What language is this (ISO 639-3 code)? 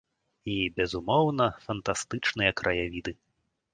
bel